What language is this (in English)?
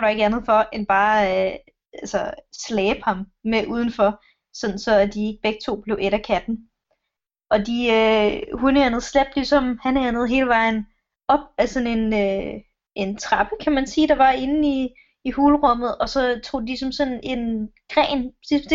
Danish